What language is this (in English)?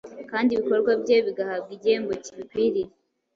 Kinyarwanda